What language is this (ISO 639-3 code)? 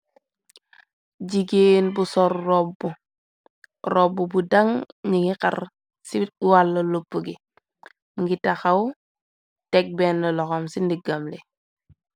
wol